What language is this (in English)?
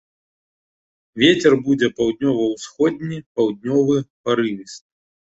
Belarusian